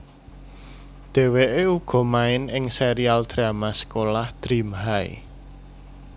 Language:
Javanese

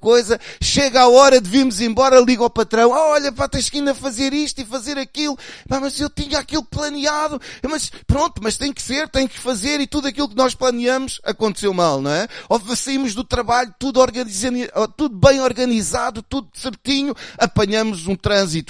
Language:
Portuguese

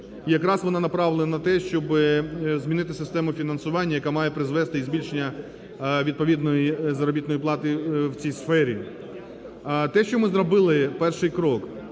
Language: Ukrainian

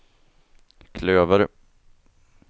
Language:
Swedish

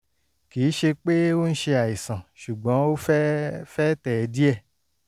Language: Yoruba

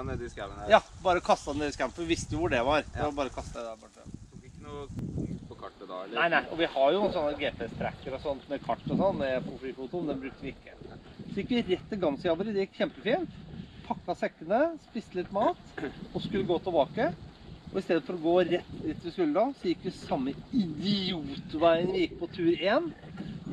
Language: Norwegian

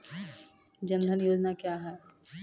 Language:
Maithili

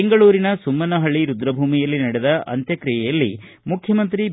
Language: Kannada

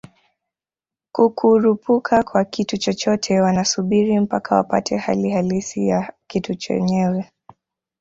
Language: Swahili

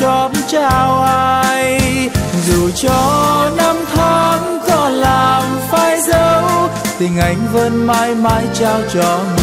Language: Vietnamese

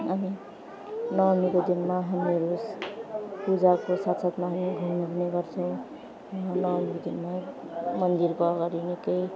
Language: Nepali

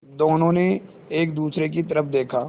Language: Hindi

